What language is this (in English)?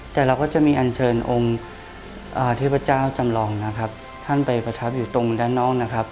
Thai